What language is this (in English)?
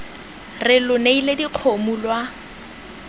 Tswana